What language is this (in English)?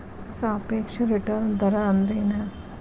Kannada